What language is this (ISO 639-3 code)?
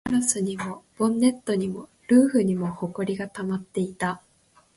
jpn